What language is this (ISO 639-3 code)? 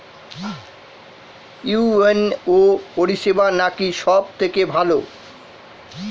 ben